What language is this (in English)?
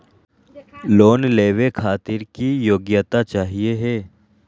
Magahi